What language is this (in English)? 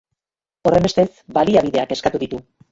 Basque